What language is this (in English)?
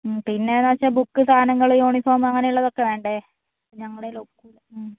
Malayalam